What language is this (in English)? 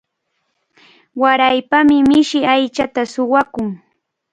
Cajatambo North Lima Quechua